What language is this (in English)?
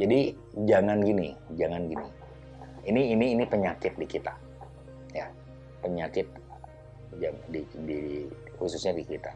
Indonesian